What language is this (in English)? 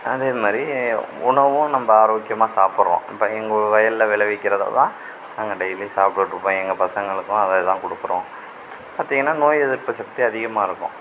Tamil